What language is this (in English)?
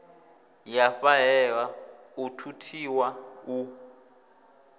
Venda